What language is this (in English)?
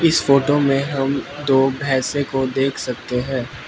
Hindi